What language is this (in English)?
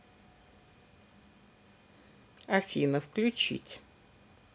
Russian